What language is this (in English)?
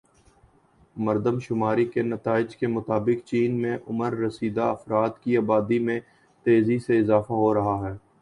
Urdu